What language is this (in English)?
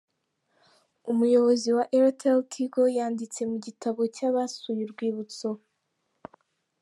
Kinyarwanda